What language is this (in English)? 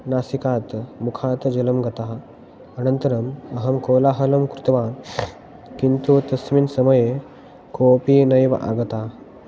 Sanskrit